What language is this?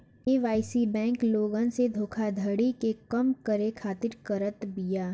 Bhojpuri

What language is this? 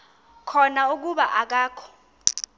Xhosa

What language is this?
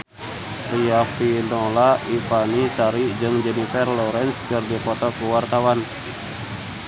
Sundanese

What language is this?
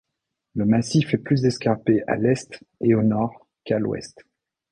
French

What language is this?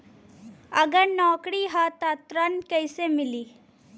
Bhojpuri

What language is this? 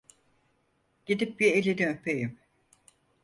Turkish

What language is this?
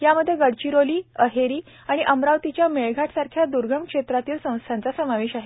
Marathi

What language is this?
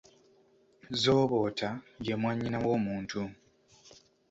Ganda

